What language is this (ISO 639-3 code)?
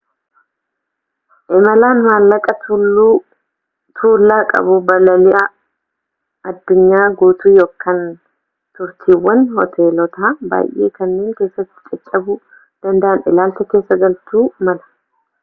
orm